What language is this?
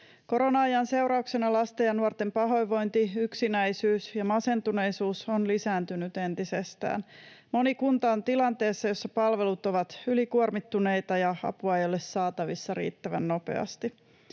Finnish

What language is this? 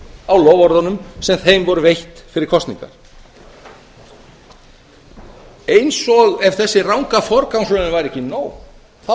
Icelandic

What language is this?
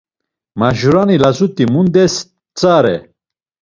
Laz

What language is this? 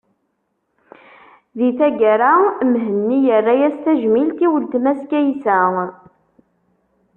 Kabyle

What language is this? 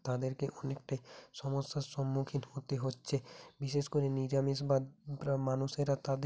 Bangla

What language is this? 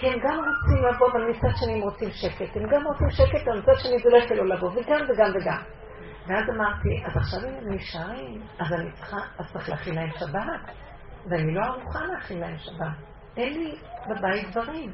Hebrew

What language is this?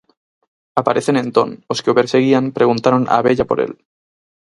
Galician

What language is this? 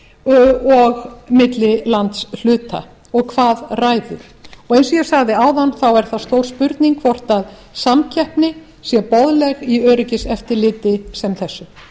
Icelandic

